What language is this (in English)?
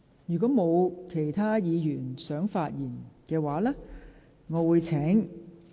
Cantonese